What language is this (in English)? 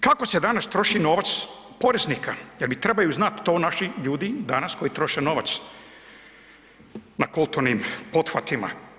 Croatian